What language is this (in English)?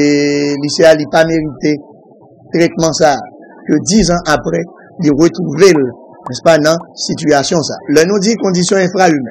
French